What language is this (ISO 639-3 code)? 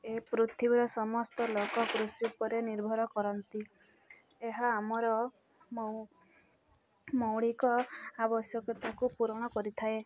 ori